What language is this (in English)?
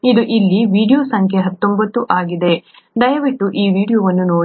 Kannada